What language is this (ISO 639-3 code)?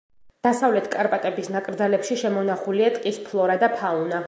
kat